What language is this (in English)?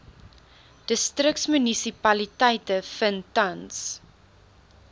Afrikaans